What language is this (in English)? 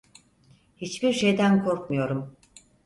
Turkish